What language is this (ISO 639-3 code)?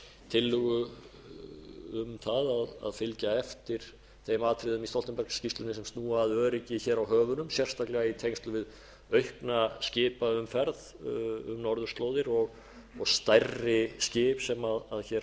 isl